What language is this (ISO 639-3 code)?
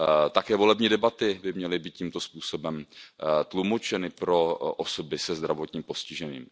ces